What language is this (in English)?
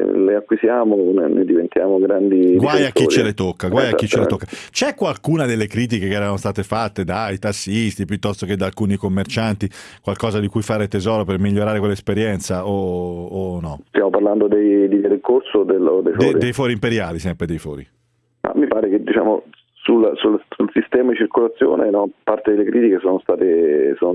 Italian